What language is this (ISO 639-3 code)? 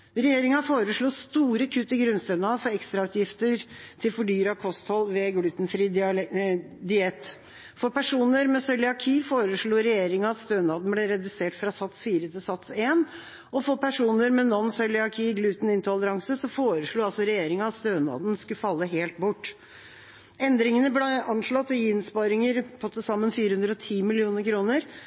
nob